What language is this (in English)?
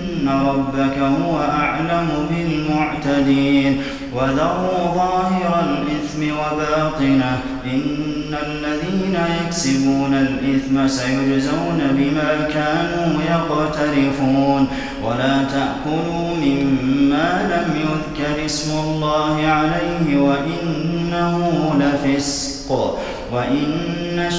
Arabic